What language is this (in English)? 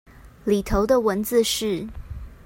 Chinese